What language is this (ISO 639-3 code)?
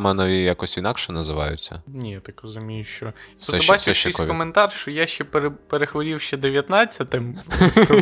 ukr